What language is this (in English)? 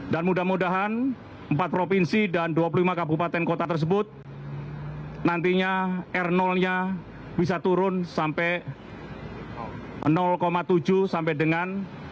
Indonesian